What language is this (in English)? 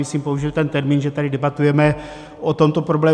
Czech